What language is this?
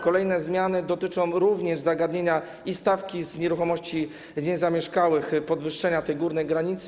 Polish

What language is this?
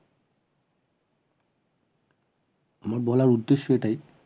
Bangla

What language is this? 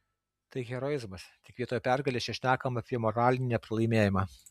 Lithuanian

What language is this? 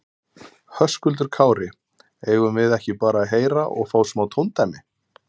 Icelandic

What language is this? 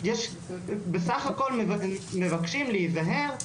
Hebrew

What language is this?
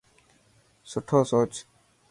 Dhatki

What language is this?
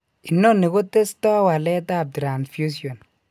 Kalenjin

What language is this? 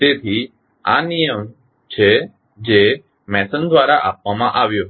Gujarati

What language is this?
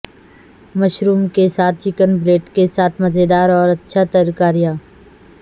Urdu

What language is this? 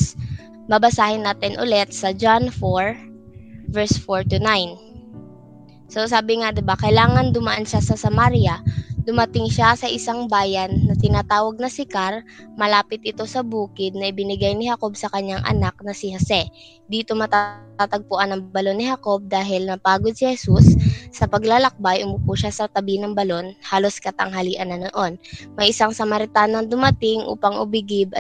Filipino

